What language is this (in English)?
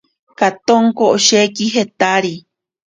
Ashéninka Perené